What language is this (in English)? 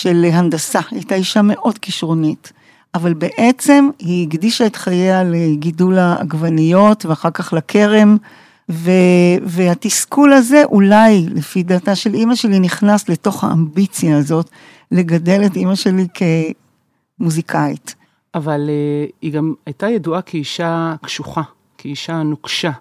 Hebrew